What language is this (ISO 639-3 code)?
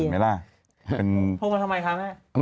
tha